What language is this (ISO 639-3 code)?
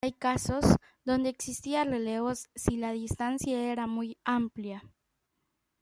spa